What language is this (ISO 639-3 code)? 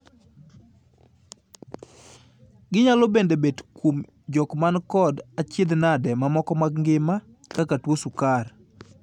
luo